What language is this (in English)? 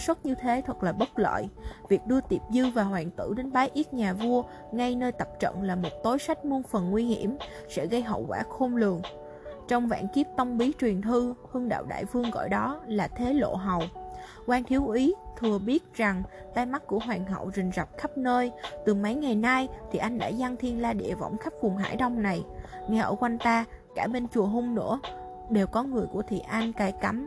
Vietnamese